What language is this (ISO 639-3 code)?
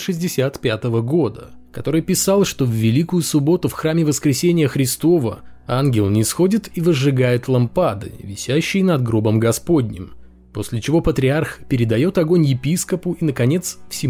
rus